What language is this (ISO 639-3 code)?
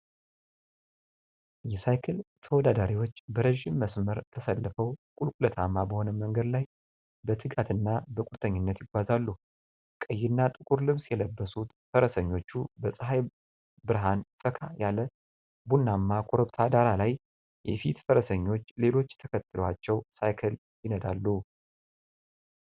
amh